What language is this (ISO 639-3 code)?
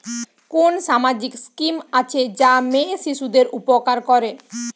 ben